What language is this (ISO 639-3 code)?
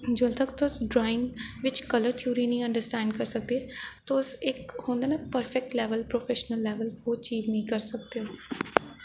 doi